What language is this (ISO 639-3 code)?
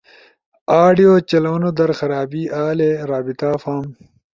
ush